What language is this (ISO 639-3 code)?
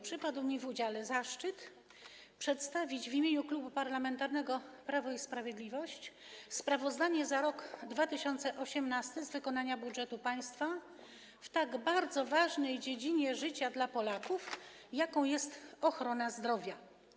pol